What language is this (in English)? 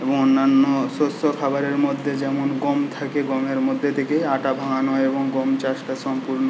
Bangla